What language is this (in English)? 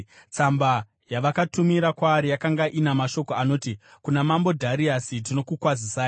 Shona